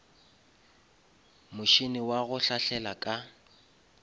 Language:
Northern Sotho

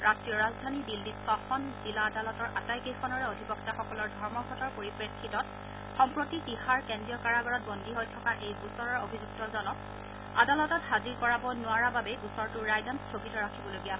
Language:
Assamese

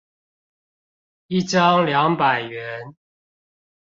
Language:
Chinese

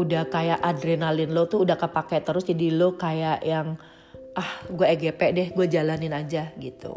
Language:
Indonesian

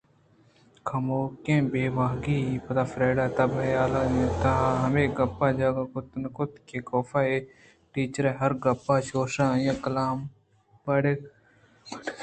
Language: Eastern Balochi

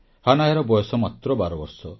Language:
Odia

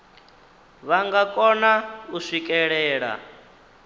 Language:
Venda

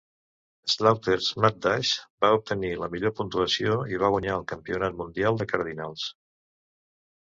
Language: Catalan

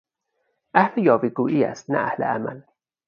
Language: Persian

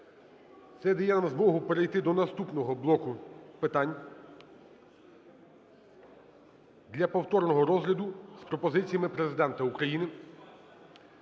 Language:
Ukrainian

